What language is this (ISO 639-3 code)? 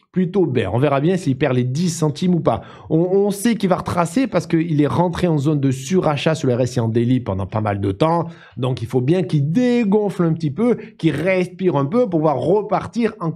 fra